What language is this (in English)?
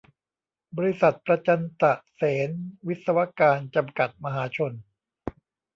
Thai